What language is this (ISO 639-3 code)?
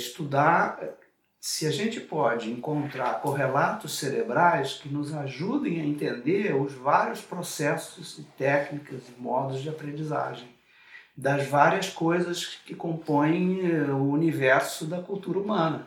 por